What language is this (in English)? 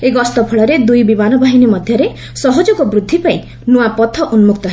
Odia